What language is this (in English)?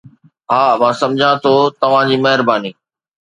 Sindhi